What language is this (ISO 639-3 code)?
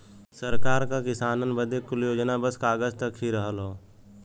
bho